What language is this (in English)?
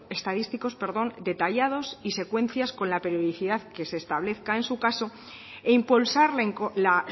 Spanish